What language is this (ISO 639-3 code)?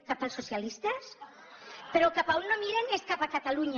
cat